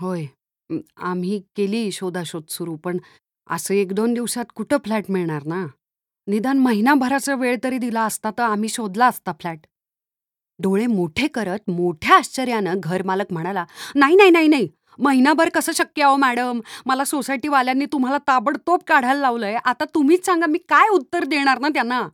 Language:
Marathi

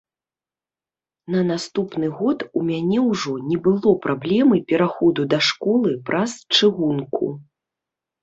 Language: Belarusian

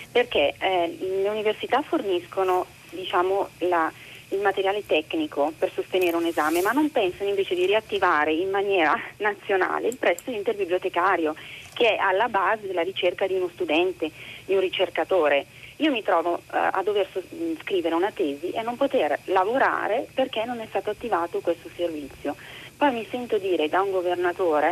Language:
Italian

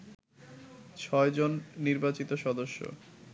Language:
Bangla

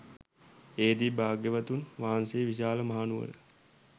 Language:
Sinhala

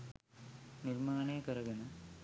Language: Sinhala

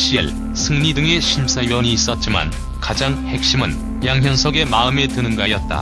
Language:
Korean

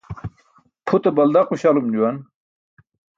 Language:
Burushaski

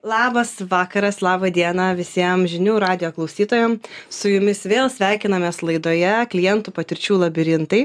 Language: Lithuanian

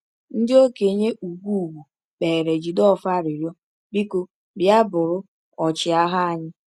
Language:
Igbo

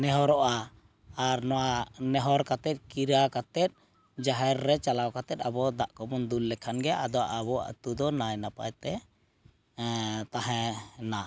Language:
Santali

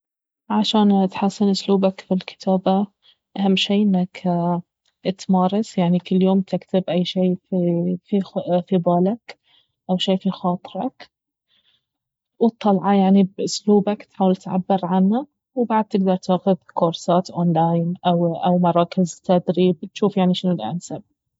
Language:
Baharna Arabic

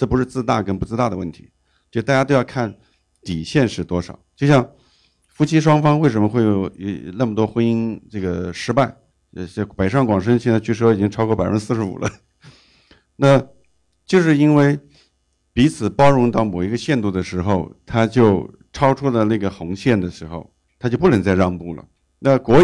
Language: Chinese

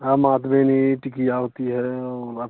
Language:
Hindi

